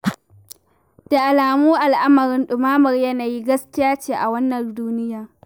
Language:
Hausa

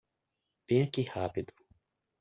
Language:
Portuguese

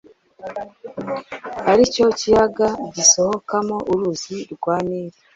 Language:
Kinyarwanda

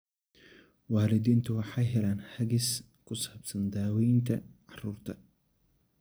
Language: Somali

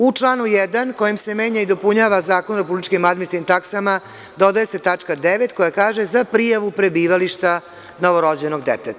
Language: Serbian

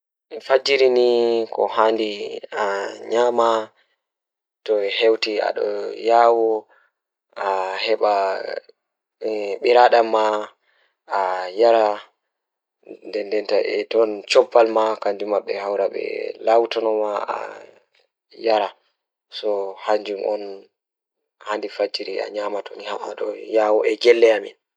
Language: Fula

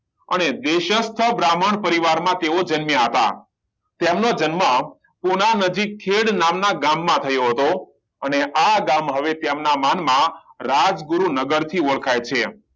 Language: Gujarati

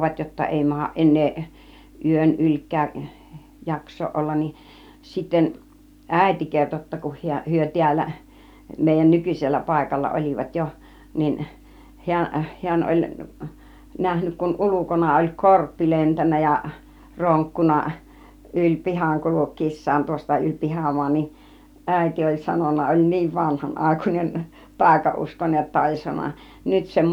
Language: Finnish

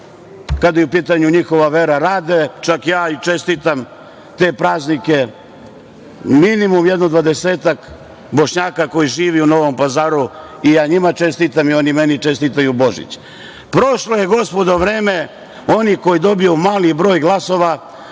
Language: Serbian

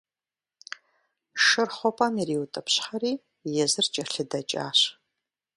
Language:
Kabardian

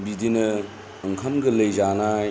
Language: Bodo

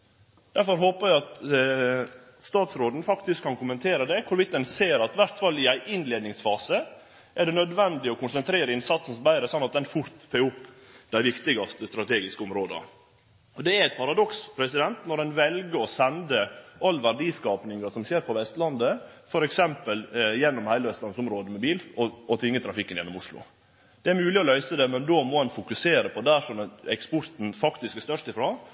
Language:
Norwegian Nynorsk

